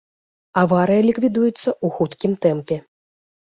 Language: Belarusian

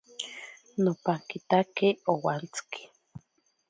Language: Ashéninka Perené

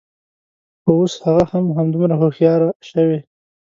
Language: Pashto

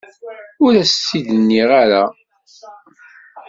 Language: Kabyle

